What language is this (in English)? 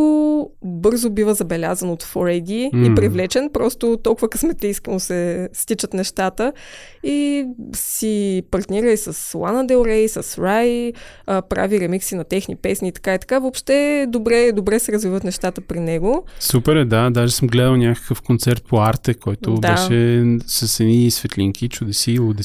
Bulgarian